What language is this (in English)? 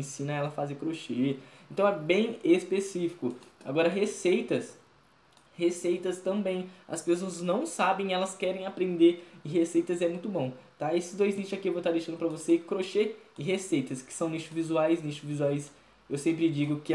Portuguese